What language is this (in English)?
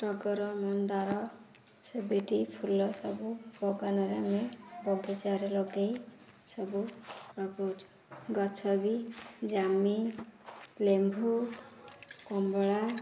Odia